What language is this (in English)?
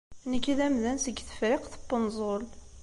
Kabyle